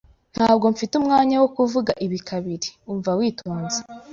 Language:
Kinyarwanda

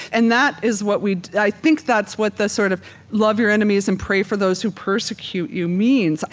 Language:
English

